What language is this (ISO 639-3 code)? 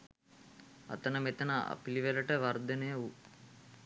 sin